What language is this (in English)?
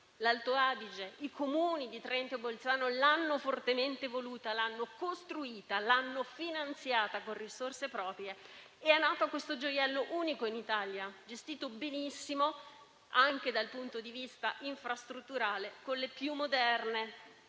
Italian